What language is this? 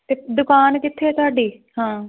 Punjabi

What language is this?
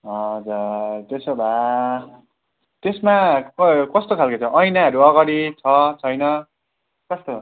Nepali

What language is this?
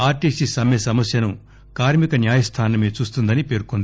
Telugu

